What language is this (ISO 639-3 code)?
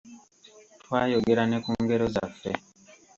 lug